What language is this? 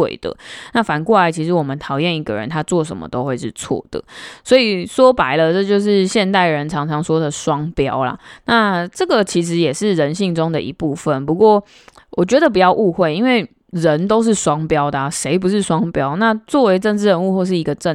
Chinese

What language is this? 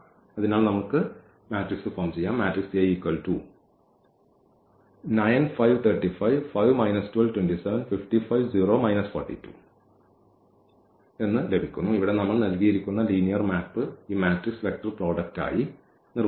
Malayalam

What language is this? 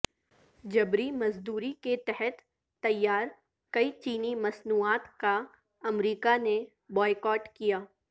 Urdu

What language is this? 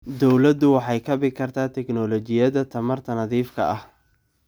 Somali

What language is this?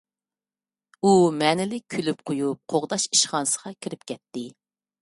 Uyghur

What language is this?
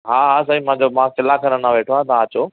Sindhi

